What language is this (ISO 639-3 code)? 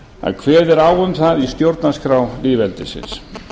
isl